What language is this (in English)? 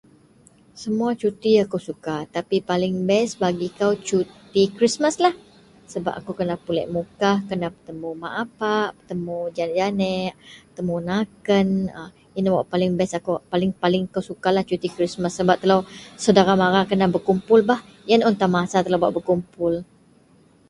Central Melanau